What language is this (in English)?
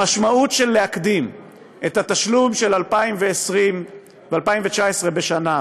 Hebrew